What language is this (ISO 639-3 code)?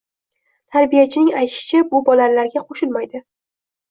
uzb